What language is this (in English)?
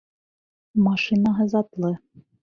Bashkir